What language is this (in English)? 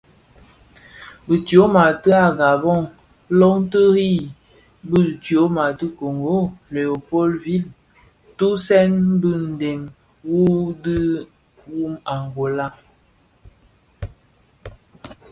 Bafia